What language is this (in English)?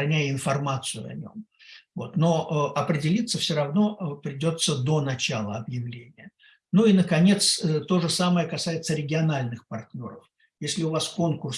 Russian